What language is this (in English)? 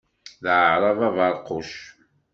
Kabyle